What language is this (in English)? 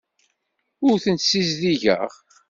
Kabyle